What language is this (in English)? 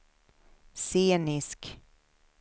Swedish